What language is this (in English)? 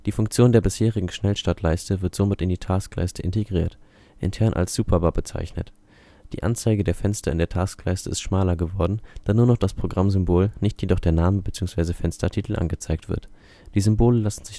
German